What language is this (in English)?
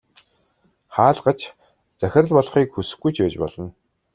Mongolian